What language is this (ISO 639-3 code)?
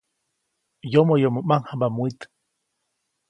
zoc